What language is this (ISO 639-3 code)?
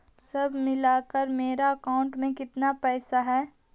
mag